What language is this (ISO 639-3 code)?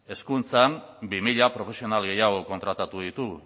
eus